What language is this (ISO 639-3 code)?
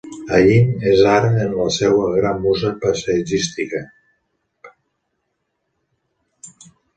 cat